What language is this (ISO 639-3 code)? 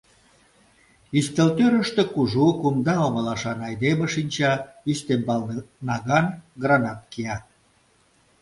chm